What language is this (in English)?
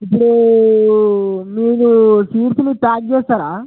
Telugu